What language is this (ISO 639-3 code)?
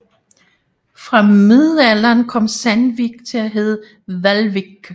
dan